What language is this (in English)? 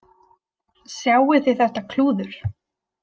Icelandic